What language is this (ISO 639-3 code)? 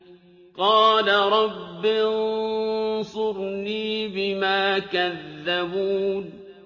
ara